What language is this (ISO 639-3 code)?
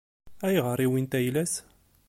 kab